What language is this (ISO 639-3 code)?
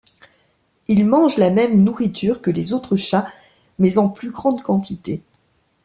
fra